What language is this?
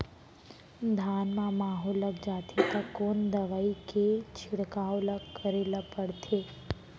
Chhattisgarhi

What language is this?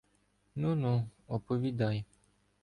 Ukrainian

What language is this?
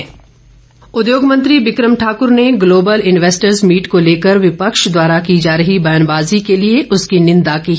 Hindi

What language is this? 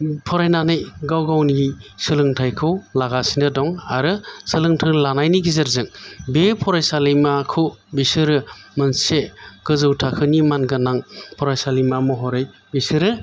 Bodo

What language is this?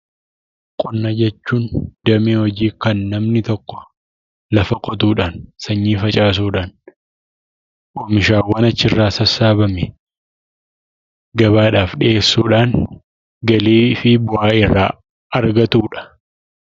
Oromo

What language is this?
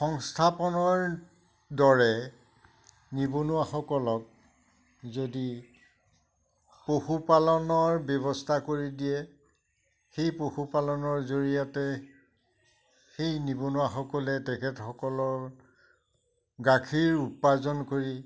Assamese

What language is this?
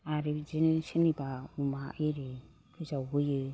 Bodo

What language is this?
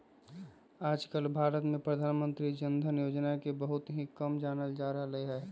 Magahi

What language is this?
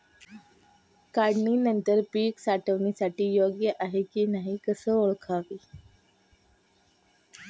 Marathi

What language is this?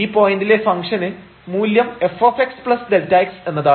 Malayalam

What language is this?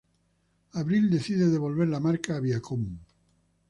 Spanish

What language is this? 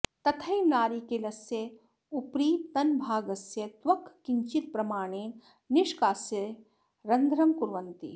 Sanskrit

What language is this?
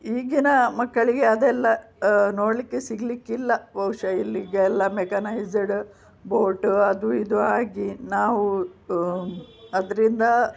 Kannada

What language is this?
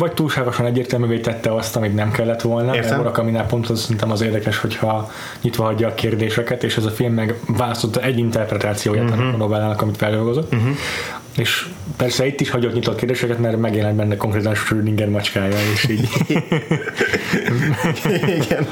Hungarian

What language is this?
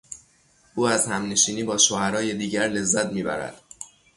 Persian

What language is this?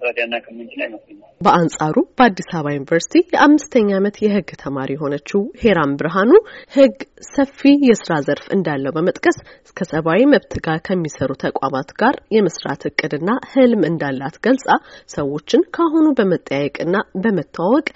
Amharic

